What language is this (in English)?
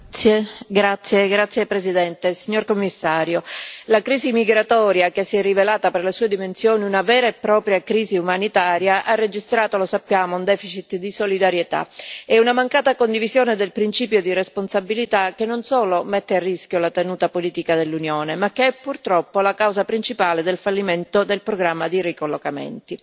Italian